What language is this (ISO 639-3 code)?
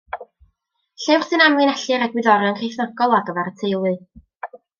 cym